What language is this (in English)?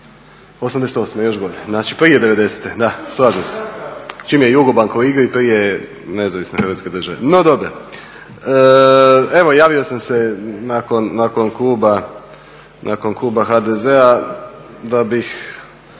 Croatian